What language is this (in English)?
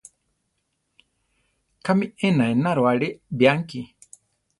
Central Tarahumara